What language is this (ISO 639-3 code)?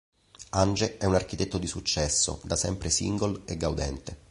ita